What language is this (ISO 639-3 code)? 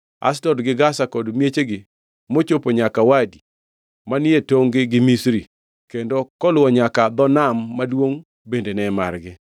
luo